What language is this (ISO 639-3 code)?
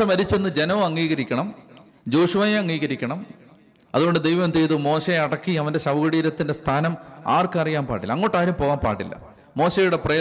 mal